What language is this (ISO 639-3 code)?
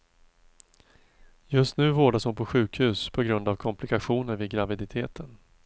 swe